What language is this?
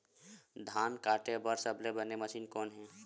Chhattisgarhi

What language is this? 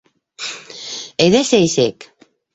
Bashkir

